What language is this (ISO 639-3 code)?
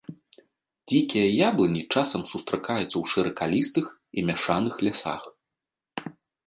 bel